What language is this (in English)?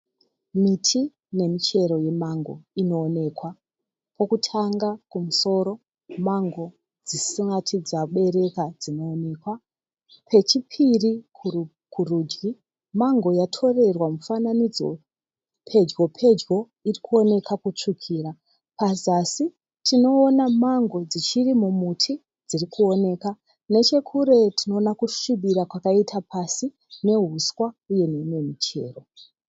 Shona